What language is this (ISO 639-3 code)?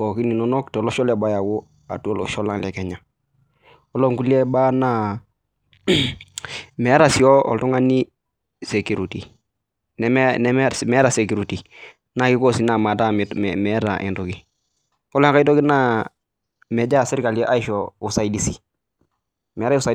mas